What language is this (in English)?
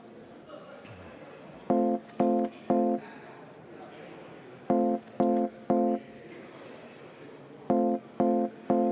Estonian